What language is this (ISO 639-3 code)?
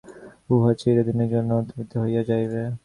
ben